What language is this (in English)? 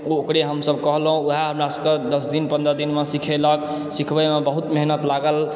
Maithili